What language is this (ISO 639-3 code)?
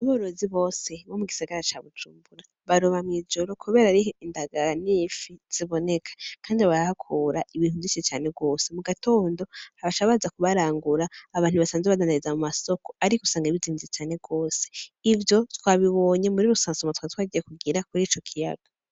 run